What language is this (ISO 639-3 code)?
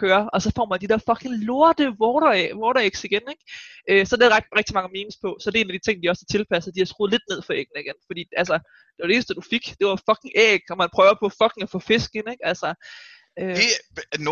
dan